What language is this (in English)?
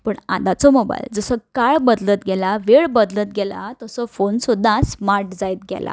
Konkani